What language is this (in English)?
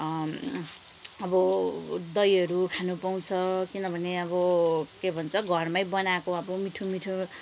Nepali